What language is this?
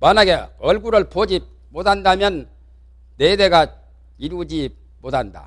Korean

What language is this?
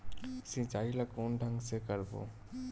Chhattisgarhi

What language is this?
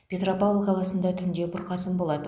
Kazakh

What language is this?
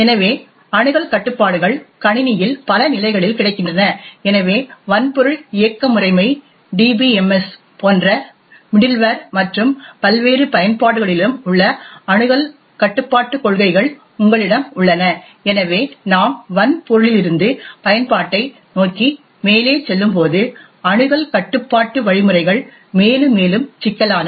Tamil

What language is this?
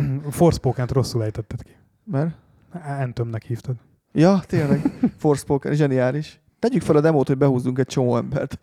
Hungarian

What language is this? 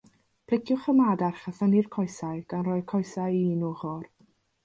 Welsh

